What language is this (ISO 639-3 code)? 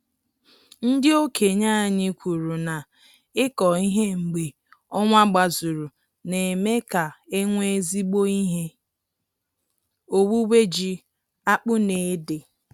ibo